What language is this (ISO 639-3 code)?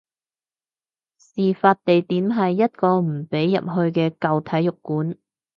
yue